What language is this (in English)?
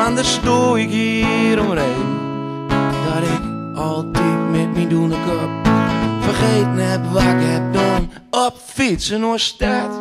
Dutch